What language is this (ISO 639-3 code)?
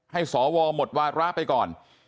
tha